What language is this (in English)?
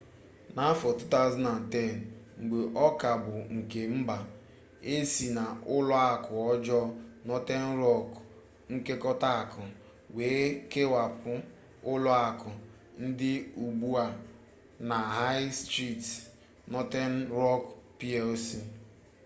Igbo